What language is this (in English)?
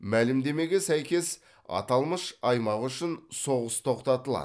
Kazakh